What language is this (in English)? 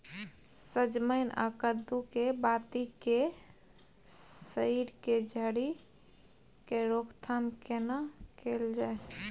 Maithili